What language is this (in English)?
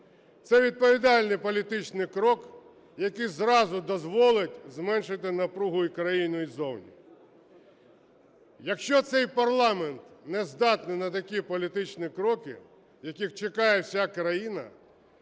Ukrainian